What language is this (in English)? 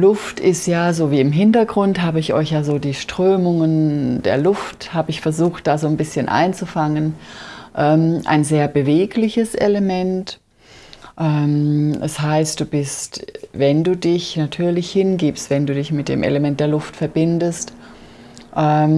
German